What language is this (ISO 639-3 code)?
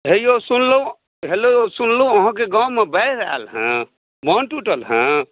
mai